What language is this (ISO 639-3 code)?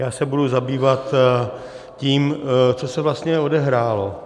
ces